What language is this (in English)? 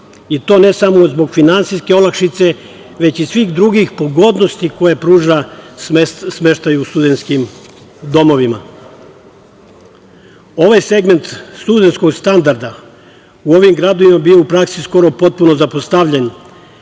Serbian